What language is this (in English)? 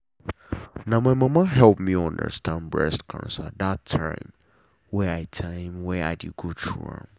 Nigerian Pidgin